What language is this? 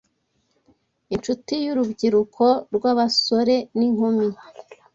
Kinyarwanda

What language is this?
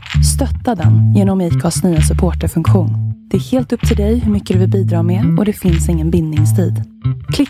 Swedish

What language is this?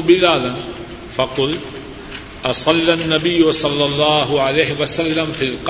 Urdu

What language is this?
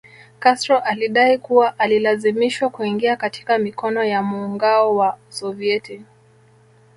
Swahili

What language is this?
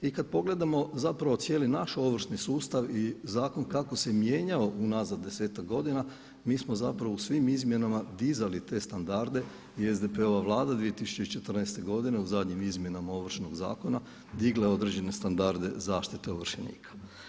Croatian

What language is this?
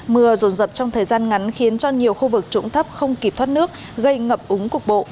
Vietnamese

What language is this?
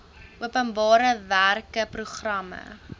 Afrikaans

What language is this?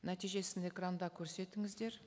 Kazakh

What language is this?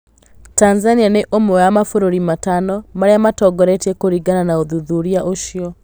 Kikuyu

